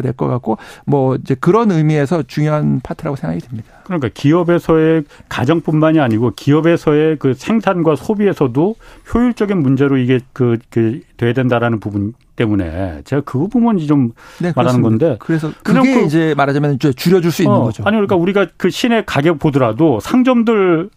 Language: Korean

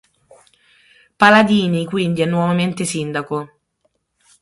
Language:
Italian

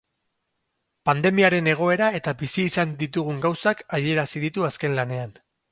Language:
Basque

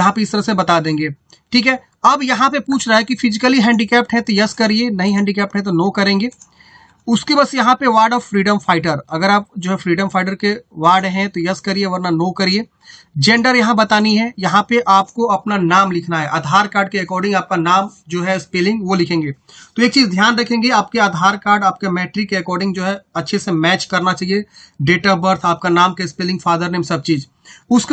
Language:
Hindi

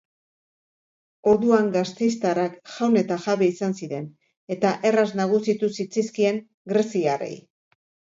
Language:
Basque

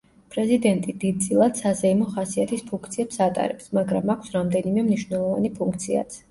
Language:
Georgian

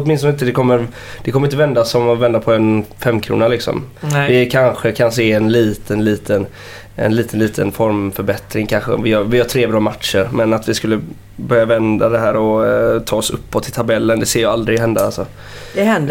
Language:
Swedish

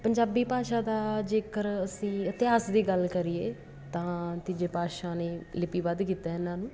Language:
Punjabi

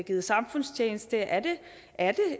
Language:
Danish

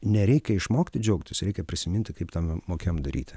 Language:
Lithuanian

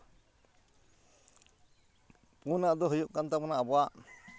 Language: Santali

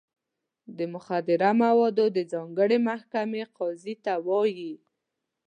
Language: Pashto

